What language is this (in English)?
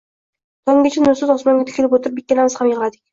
Uzbek